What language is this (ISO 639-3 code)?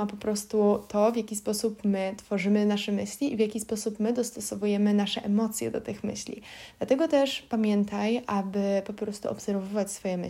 pol